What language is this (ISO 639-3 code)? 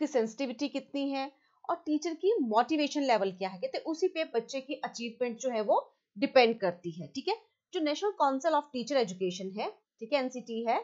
hin